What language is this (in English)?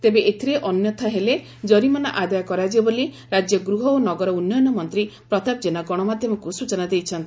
Odia